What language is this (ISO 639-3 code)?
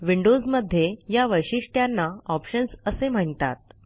mar